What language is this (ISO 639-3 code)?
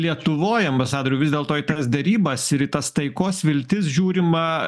lit